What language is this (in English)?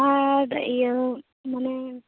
Santali